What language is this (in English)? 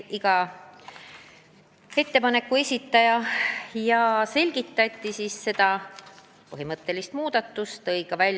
Estonian